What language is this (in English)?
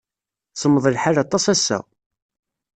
Kabyle